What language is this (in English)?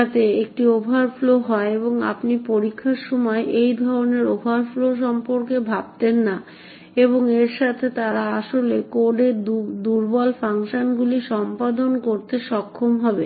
Bangla